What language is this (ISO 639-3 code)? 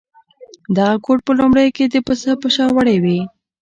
pus